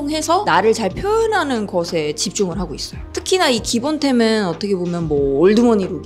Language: Korean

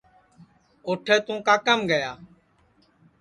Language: Sansi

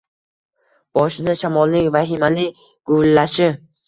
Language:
Uzbek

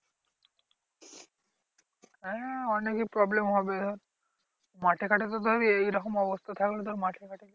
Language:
Bangla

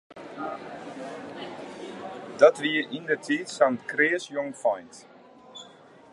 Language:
Western Frisian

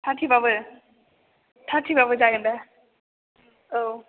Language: Bodo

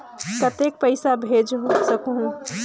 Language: Chhattisgarhi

